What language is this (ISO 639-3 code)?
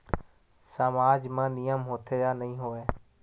hne